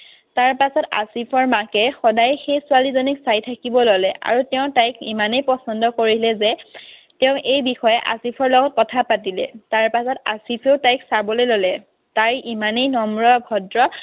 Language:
Assamese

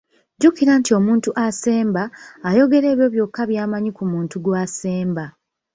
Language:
Ganda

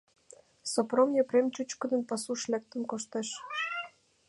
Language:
Mari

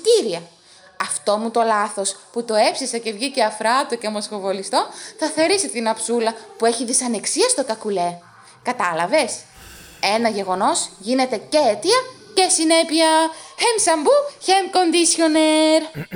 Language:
Greek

